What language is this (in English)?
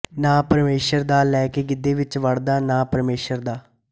Punjabi